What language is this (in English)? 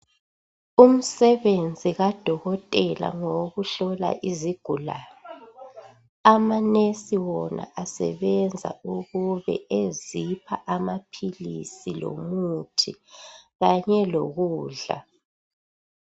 North Ndebele